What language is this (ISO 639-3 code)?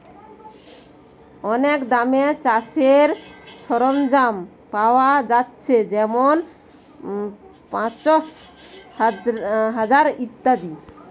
ben